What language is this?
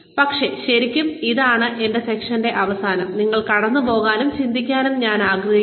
Malayalam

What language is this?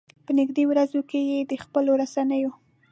Pashto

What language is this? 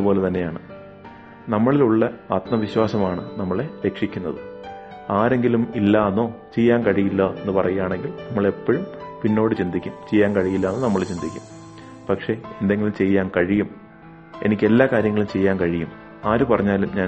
Malayalam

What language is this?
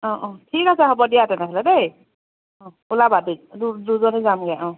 Assamese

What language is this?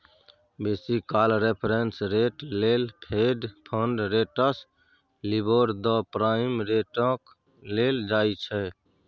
Maithili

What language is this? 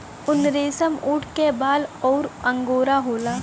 Bhojpuri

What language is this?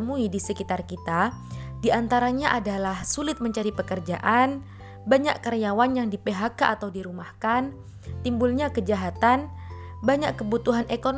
Indonesian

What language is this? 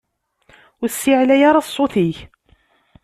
Kabyle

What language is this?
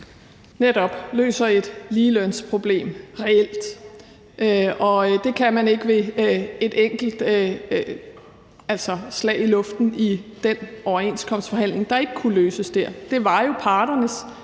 Danish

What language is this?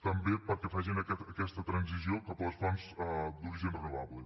Catalan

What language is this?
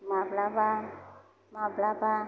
Bodo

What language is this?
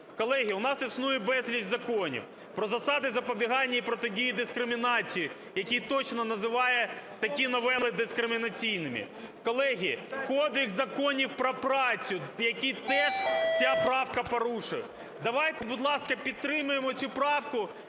Ukrainian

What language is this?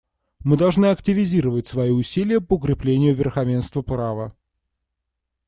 Russian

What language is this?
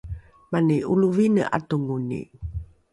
Rukai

